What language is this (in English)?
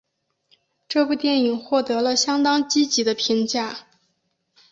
Chinese